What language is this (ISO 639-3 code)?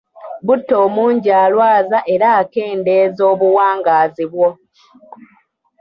lug